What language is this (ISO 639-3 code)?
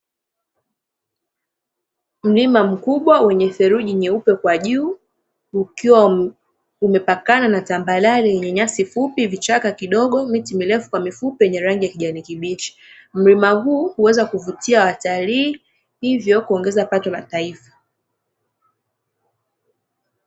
swa